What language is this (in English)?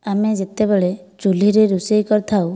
Odia